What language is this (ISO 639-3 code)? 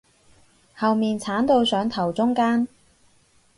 yue